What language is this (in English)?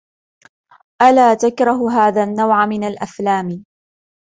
Arabic